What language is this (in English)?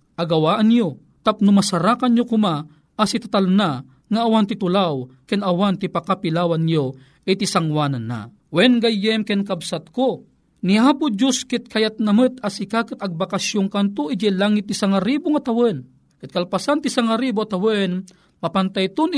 Filipino